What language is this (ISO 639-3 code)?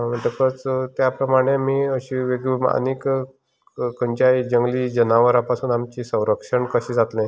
kok